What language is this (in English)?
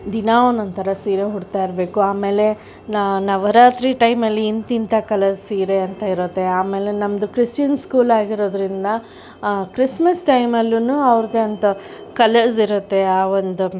Kannada